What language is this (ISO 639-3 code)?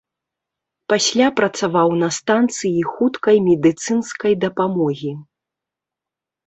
bel